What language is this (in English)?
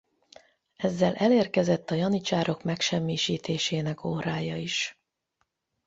Hungarian